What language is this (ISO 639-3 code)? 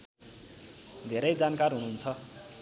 nep